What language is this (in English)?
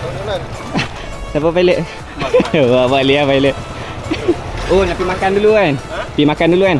Malay